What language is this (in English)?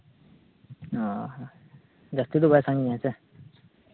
Santali